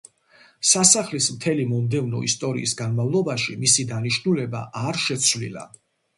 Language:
Georgian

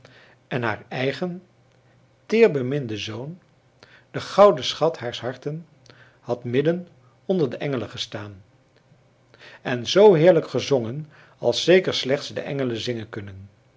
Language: Dutch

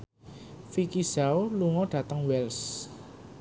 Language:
Javanese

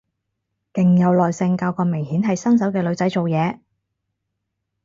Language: Cantonese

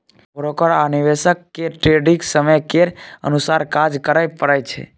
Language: Maithili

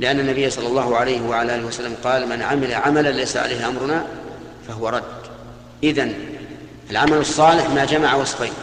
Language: Arabic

